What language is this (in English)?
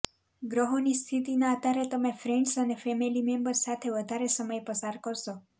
Gujarati